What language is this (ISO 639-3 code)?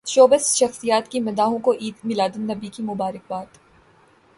urd